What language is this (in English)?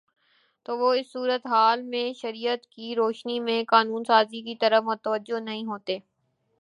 Urdu